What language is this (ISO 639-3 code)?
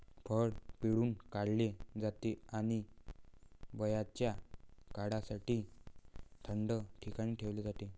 mar